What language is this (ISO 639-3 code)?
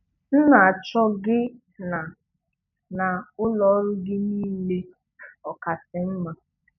ibo